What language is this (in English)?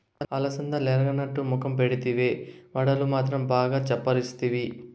Telugu